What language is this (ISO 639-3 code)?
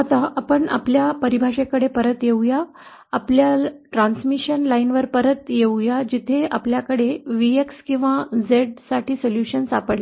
mar